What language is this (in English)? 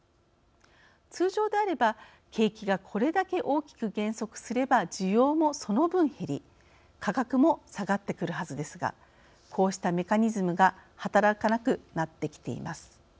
Japanese